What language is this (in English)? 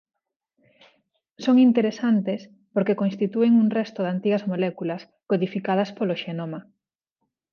Galician